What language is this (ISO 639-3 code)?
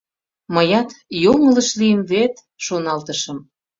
chm